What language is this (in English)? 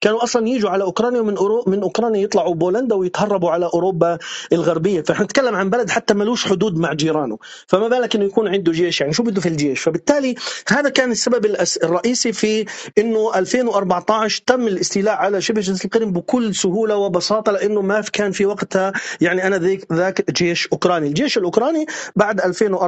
Arabic